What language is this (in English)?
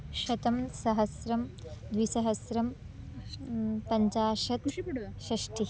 Sanskrit